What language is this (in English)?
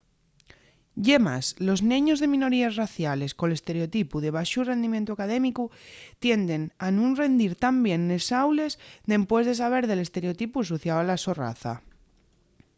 Asturian